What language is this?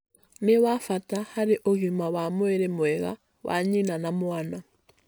Kikuyu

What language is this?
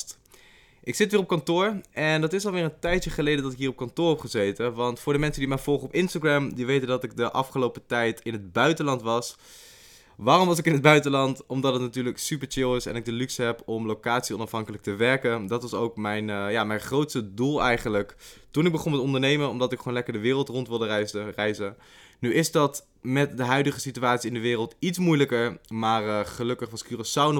Dutch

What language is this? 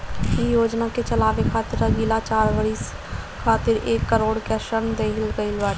Bhojpuri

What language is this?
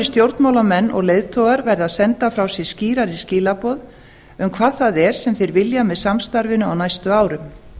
Icelandic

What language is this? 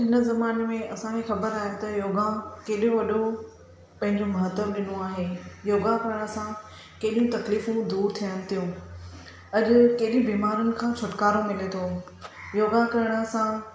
Sindhi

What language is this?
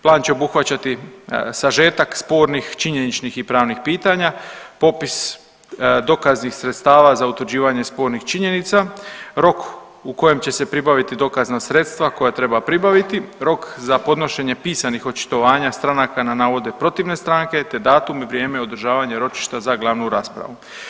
Croatian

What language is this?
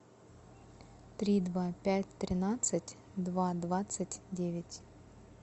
Russian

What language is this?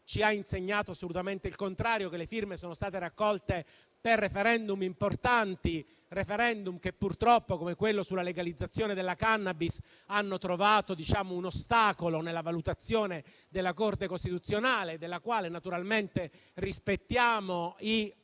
Italian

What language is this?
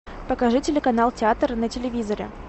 Russian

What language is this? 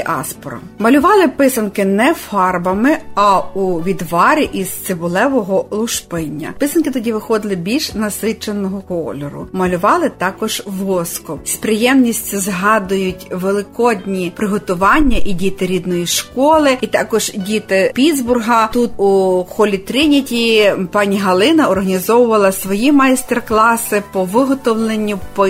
Ukrainian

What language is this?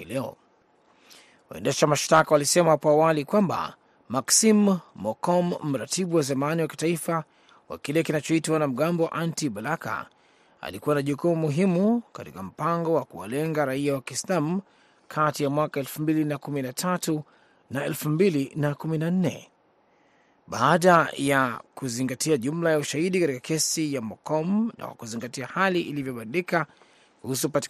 Swahili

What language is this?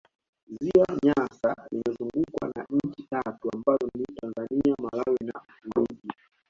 Swahili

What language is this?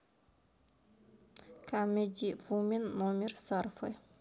Russian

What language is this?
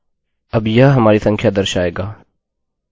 Hindi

